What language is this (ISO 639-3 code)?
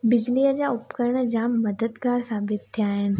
snd